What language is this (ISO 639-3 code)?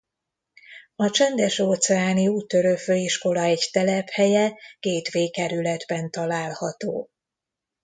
hun